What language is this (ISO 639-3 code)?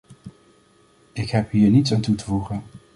nld